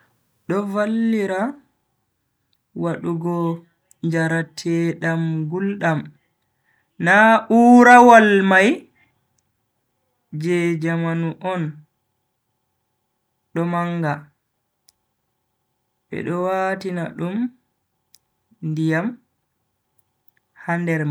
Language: Bagirmi Fulfulde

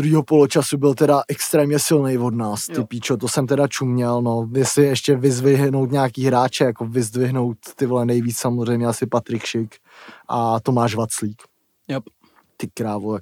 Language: Czech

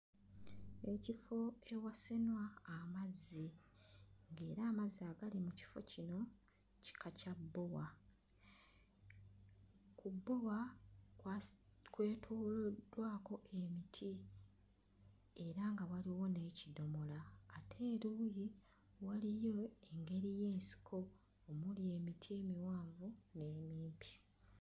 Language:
Ganda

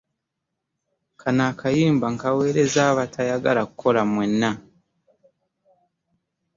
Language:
Ganda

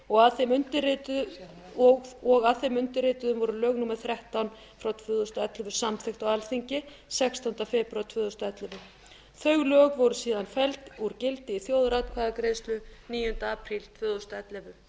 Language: Icelandic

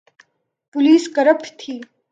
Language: Urdu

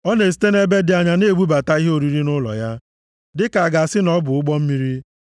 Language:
Igbo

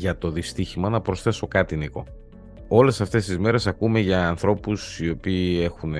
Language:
Greek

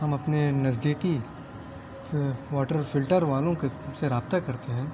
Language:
Urdu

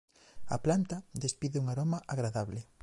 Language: Galician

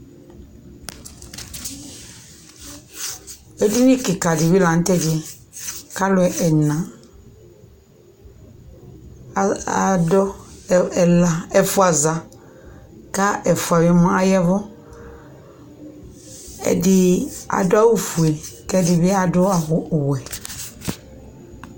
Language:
Ikposo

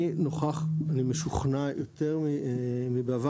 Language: Hebrew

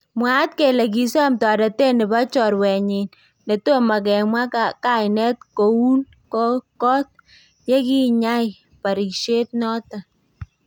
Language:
Kalenjin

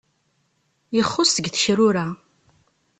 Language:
Kabyle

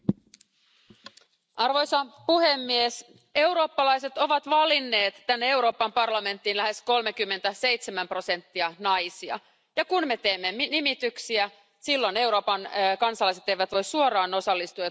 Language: Finnish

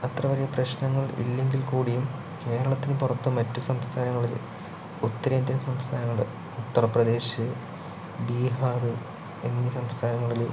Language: Malayalam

